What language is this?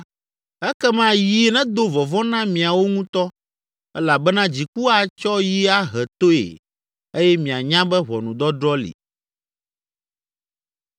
Ewe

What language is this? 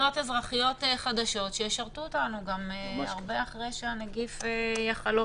Hebrew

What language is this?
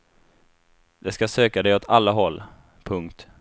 Swedish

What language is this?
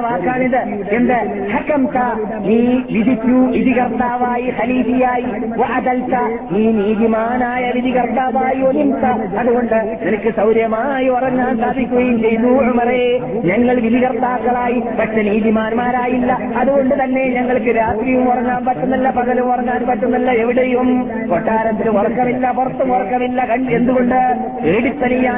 Malayalam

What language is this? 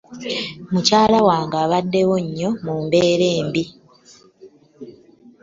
Ganda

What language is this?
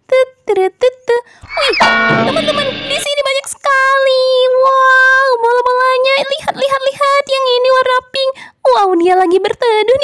Indonesian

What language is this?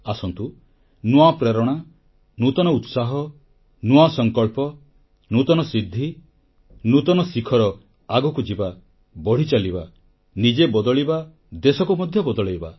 Odia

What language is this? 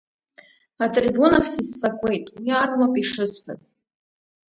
Abkhazian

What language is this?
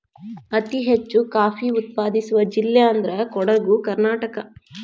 Kannada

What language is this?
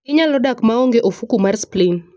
Luo (Kenya and Tanzania)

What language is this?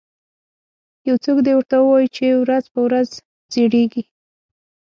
Pashto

